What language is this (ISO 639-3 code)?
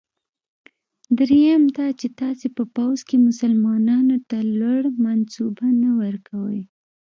pus